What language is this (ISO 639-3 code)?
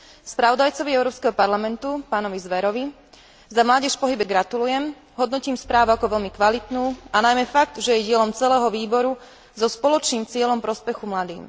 slk